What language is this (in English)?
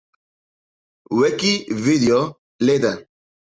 Kurdish